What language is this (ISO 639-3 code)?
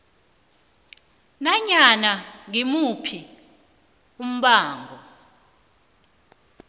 nbl